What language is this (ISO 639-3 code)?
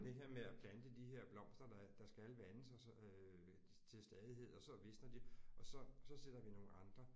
dan